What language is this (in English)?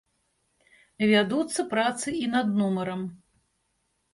Belarusian